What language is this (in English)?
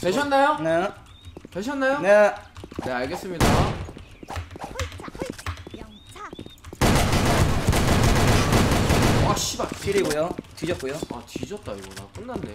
Korean